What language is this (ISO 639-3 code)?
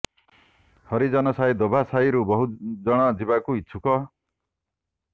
ori